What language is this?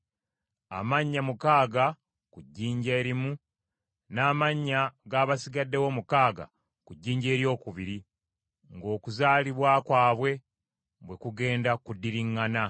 Ganda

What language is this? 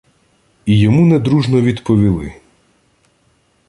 Ukrainian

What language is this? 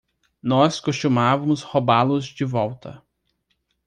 Portuguese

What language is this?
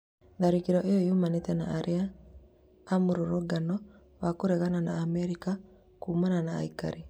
Kikuyu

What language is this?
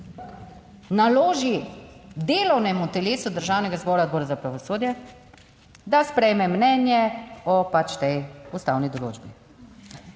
Slovenian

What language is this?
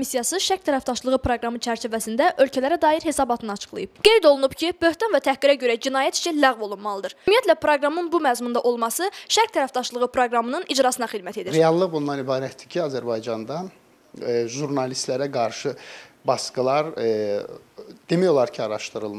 Turkish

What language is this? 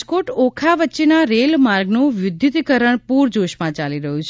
Gujarati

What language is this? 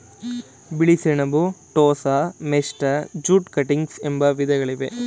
Kannada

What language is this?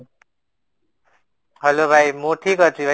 Odia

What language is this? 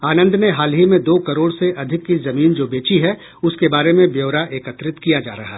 Hindi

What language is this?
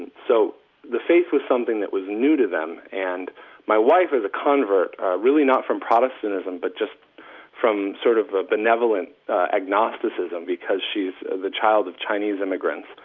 English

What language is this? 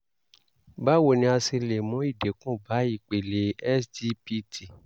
Yoruba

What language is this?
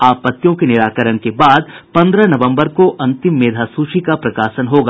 Hindi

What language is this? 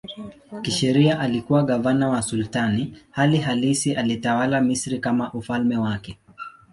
Swahili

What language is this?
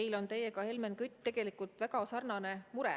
Estonian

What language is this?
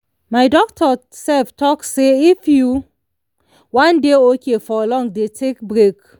Nigerian Pidgin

